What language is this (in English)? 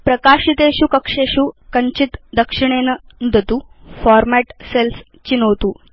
Sanskrit